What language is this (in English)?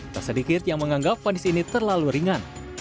Indonesian